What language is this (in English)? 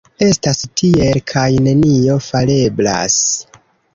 Esperanto